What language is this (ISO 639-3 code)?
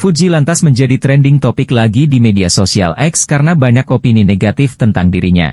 ind